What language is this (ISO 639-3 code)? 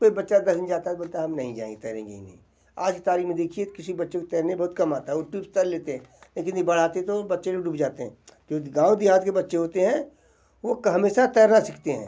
hin